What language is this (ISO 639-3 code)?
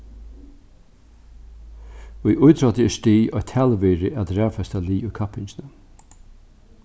fao